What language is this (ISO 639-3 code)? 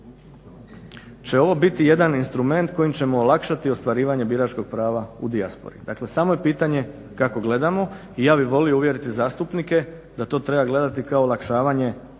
hrv